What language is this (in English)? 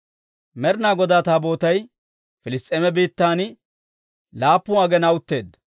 Dawro